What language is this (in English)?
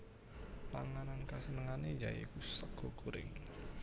Javanese